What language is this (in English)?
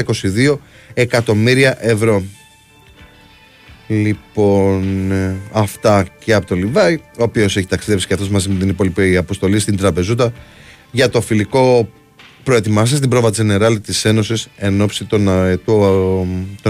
Greek